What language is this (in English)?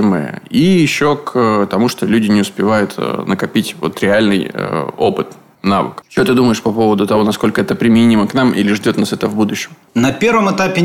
Russian